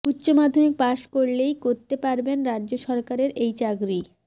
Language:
Bangla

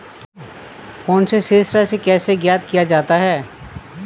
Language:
Hindi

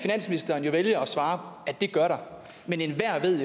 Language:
Danish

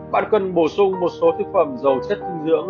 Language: Vietnamese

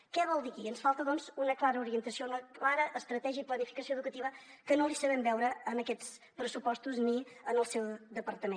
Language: Catalan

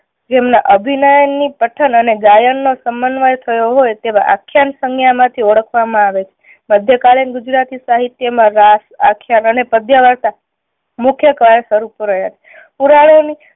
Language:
Gujarati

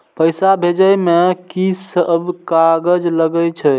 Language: Maithili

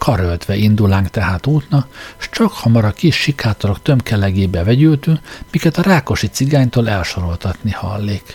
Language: Hungarian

